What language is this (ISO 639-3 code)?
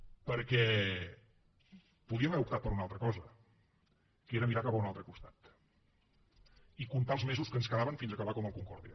cat